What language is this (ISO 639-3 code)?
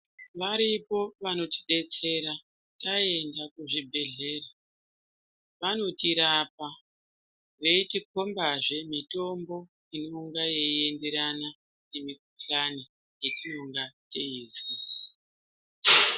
ndc